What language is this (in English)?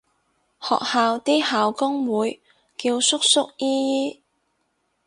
Cantonese